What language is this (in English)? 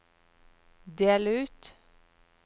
Norwegian